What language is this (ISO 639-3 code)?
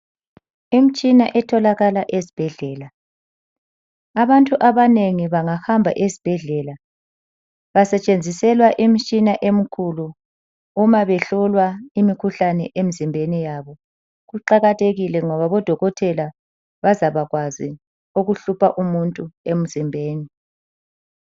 nde